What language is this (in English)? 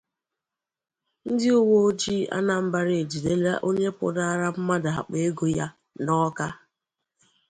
Igbo